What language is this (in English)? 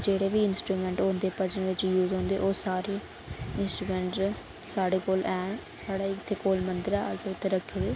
Dogri